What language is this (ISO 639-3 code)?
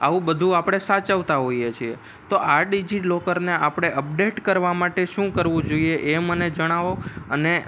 guj